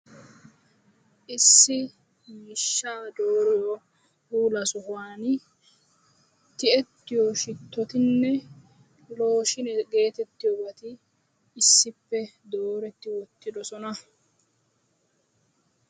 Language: Wolaytta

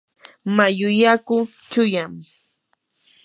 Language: Yanahuanca Pasco Quechua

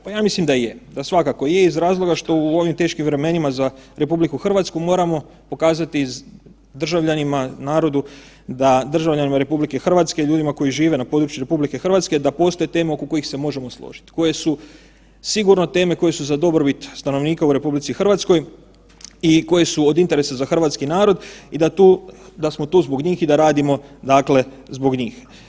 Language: Croatian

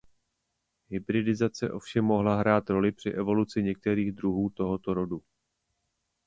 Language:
Czech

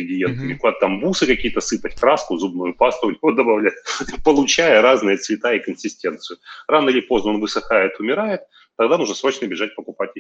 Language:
Russian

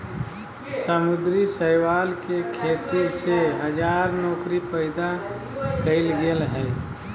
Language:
Magahi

